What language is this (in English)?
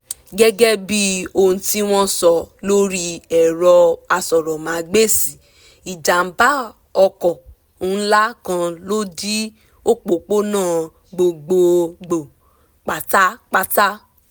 Yoruba